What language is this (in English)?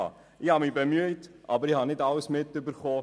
Swiss German